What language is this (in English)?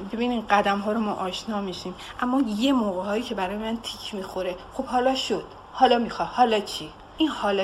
Persian